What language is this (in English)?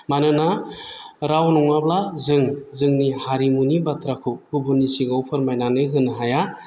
Bodo